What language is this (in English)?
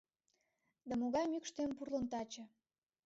Mari